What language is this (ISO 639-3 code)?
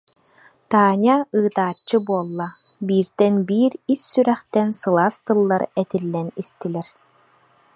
sah